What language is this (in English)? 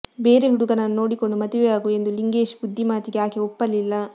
Kannada